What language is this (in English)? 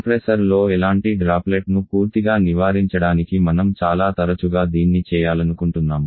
Telugu